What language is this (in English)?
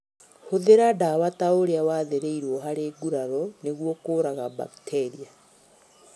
Kikuyu